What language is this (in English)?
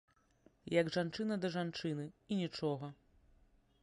Belarusian